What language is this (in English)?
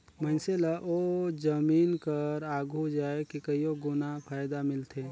Chhattisgarhi